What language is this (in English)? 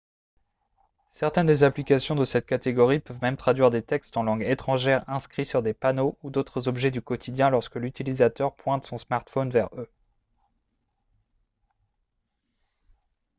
French